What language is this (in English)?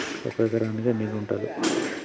Telugu